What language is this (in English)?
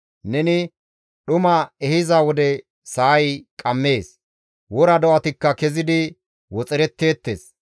Gamo